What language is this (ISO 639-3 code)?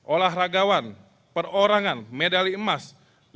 ind